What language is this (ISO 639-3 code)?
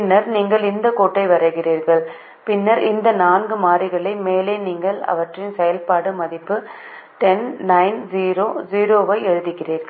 tam